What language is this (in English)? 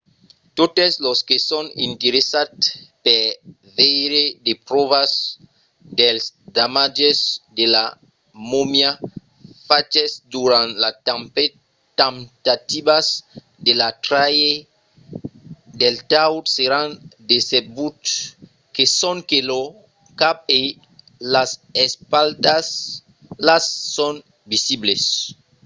Occitan